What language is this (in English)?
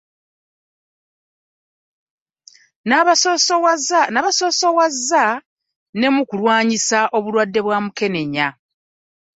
Ganda